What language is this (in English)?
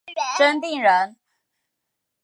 Chinese